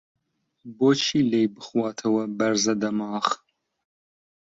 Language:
Central Kurdish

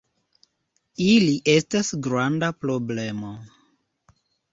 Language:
Esperanto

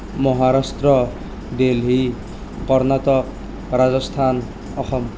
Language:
Assamese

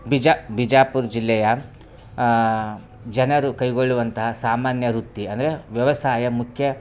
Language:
Kannada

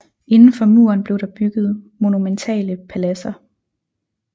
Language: Danish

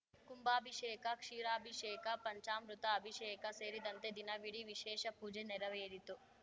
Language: Kannada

